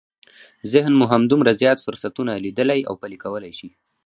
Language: Pashto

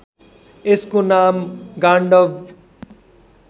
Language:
Nepali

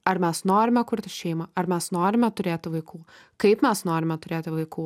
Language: Lithuanian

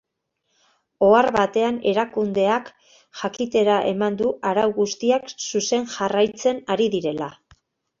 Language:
Basque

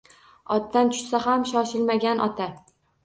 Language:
Uzbek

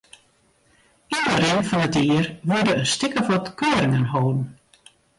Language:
Western Frisian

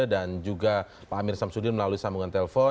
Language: Indonesian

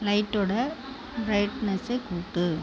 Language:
Tamil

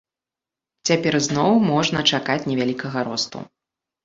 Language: Belarusian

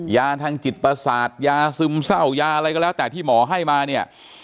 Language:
Thai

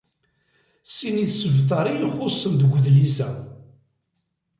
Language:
Kabyle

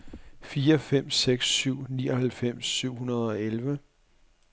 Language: Danish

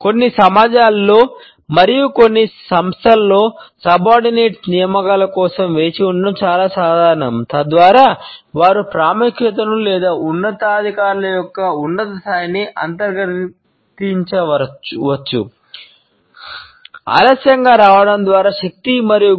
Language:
Telugu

